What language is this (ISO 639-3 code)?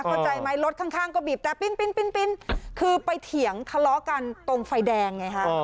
tha